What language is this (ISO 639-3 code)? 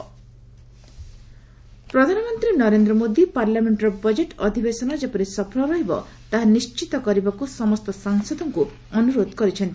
ori